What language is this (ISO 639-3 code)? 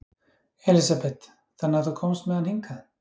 isl